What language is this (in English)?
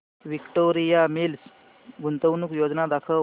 Marathi